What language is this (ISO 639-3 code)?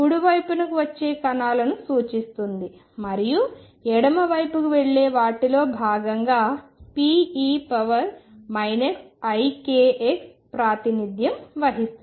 tel